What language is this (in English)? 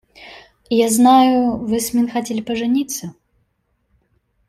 Russian